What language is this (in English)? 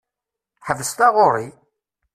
Kabyle